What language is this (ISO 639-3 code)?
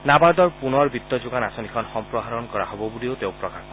asm